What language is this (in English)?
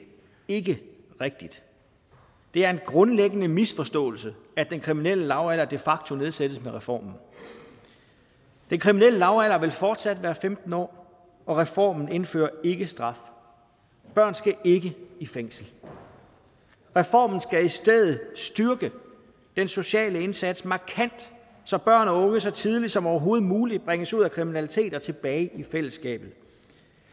Danish